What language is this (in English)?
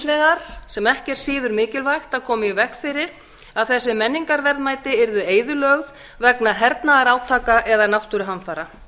Icelandic